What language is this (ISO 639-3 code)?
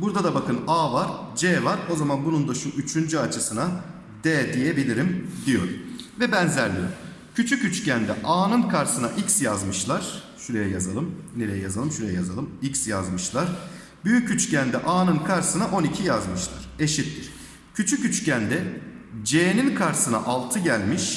tur